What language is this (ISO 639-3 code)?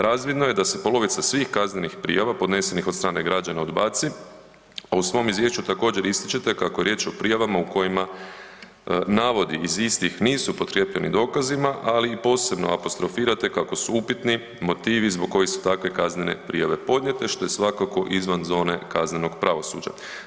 hrv